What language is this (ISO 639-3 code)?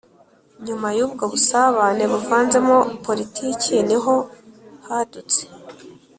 kin